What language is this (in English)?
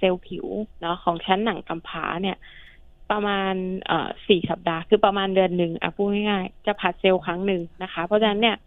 Thai